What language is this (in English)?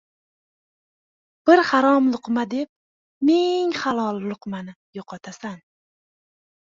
Uzbek